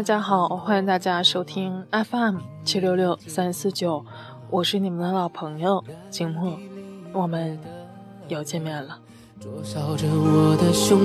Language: Chinese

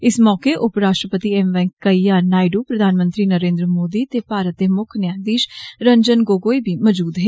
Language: Dogri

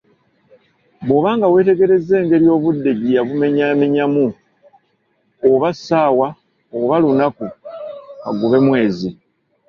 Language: Ganda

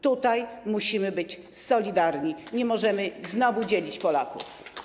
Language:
Polish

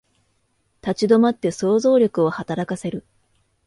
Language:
Japanese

